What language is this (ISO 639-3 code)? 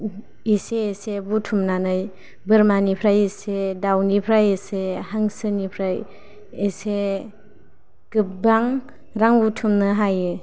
brx